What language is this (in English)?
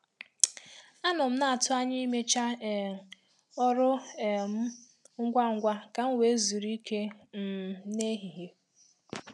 Igbo